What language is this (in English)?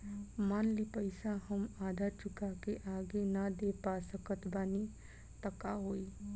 Bhojpuri